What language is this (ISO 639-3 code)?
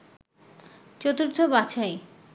ben